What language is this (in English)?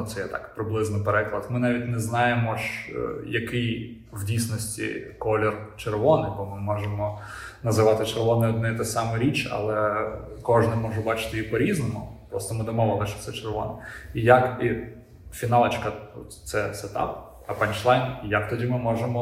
Ukrainian